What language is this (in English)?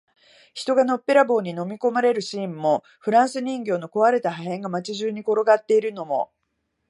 Japanese